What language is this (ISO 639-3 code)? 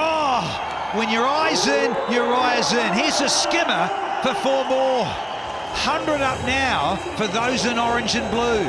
eng